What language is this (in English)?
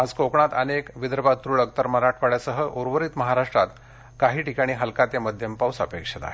Marathi